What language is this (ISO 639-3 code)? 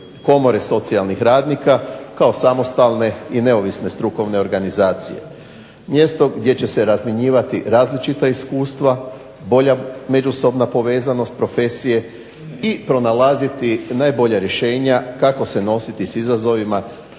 hrv